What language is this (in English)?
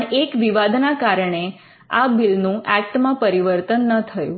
Gujarati